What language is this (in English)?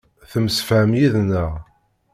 Kabyle